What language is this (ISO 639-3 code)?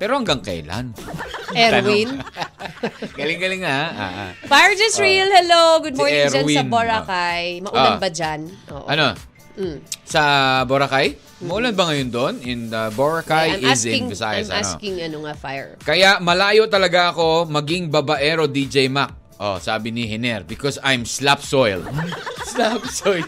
fil